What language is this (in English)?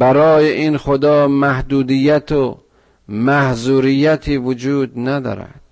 Persian